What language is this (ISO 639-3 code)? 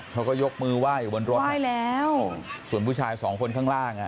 tha